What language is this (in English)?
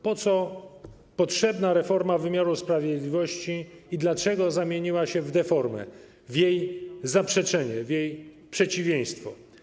Polish